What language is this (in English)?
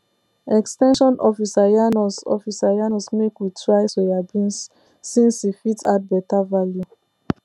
Nigerian Pidgin